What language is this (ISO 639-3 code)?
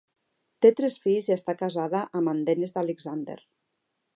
cat